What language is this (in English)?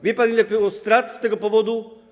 Polish